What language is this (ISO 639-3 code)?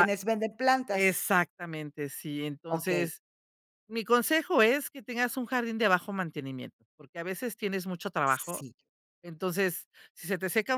spa